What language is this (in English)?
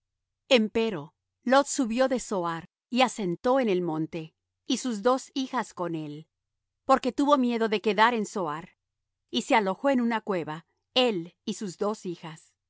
Spanish